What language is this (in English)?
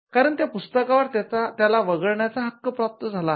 Marathi